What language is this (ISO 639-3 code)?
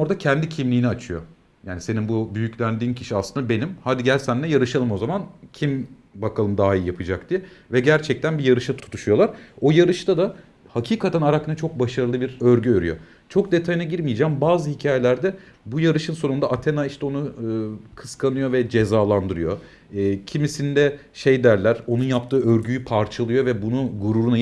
tur